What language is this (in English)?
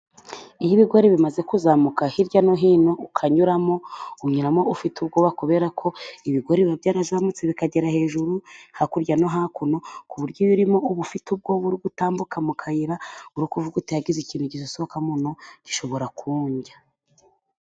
Kinyarwanda